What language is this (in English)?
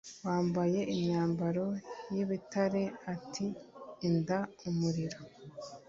Kinyarwanda